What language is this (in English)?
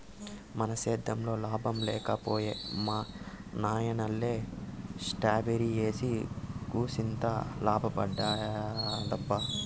Telugu